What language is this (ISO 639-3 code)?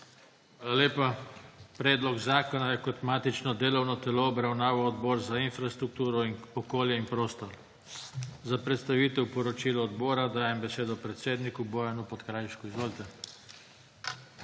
slv